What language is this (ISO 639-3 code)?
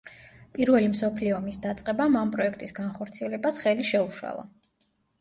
kat